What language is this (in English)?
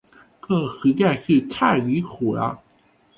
Chinese